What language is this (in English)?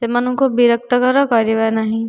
Odia